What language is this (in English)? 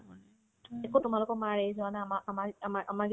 Assamese